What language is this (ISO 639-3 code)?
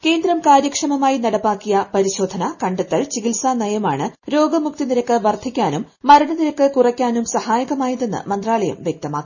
mal